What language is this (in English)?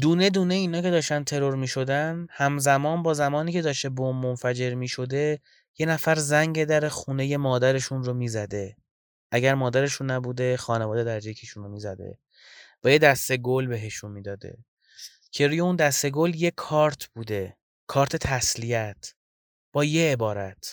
Persian